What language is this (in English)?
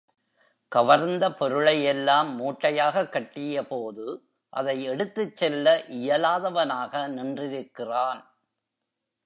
Tamil